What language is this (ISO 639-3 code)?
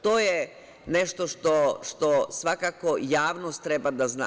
srp